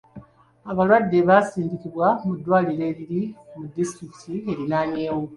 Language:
Ganda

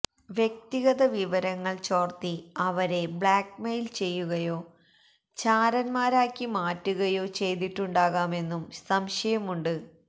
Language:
Malayalam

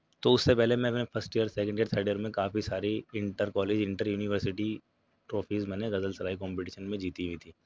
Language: Urdu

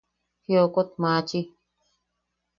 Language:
Yaqui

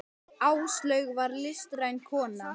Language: Icelandic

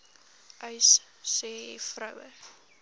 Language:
Afrikaans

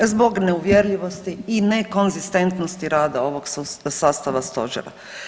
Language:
Croatian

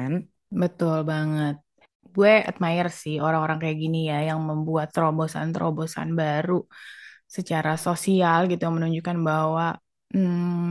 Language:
Indonesian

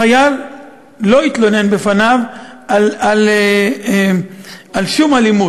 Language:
Hebrew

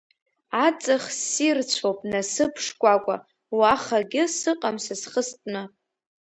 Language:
Abkhazian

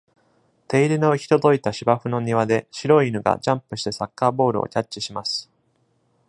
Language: Japanese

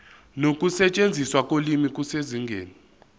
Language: Zulu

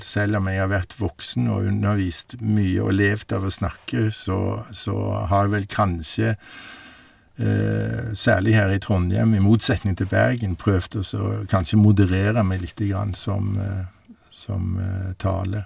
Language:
Norwegian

